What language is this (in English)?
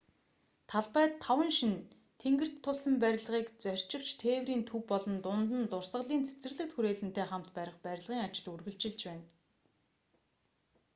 Mongolian